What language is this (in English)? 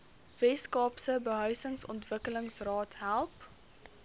Afrikaans